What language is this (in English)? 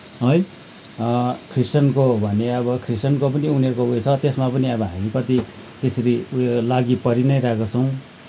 Nepali